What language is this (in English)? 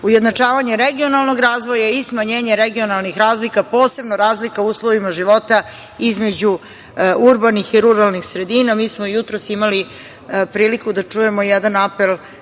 Serbian